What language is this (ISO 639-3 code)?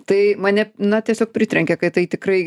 lit